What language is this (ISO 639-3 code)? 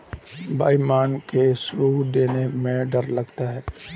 hin